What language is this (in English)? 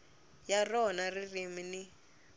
Tsonga